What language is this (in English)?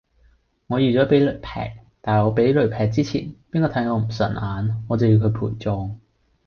Cantonese